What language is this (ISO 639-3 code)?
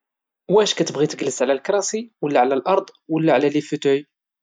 ary